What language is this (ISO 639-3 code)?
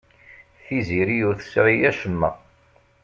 kab